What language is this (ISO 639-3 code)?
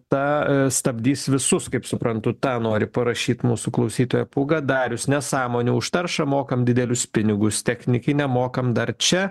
lit